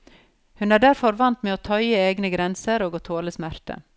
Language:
Norwegian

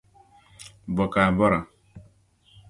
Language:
Dagbani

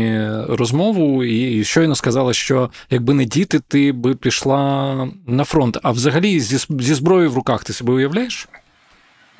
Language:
Ukrainian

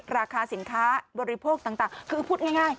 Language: Thai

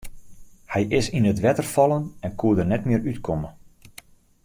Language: Western Frisian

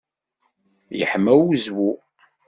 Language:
Kabyle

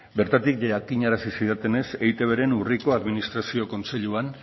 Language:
Basque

